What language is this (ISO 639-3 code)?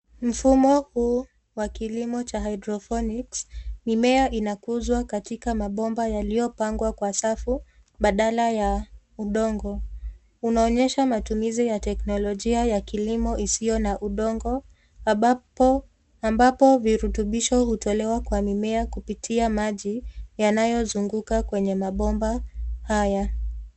swa